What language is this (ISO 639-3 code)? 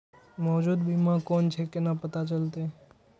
mai